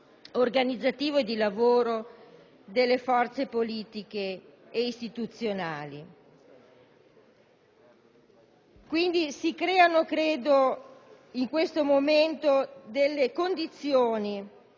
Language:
Italian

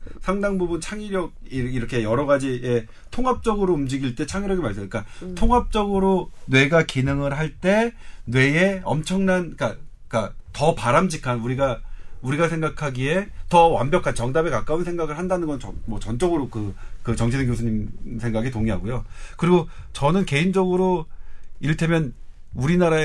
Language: Korean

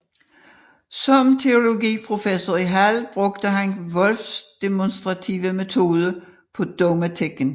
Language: Danish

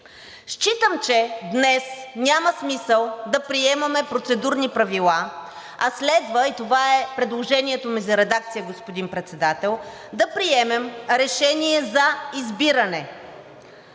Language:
Bulgarian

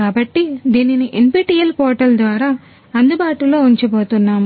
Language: Telugu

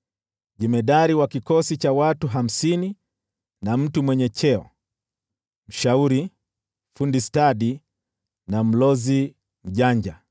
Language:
Swahili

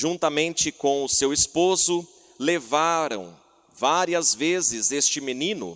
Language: Portuguese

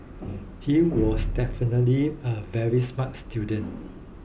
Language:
English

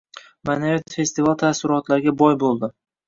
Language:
Uzbek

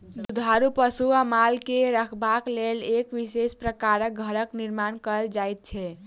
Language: Maithili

